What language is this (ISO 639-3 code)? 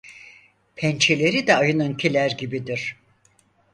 tur